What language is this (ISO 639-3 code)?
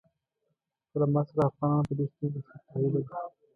pus